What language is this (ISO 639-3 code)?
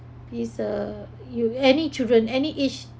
eng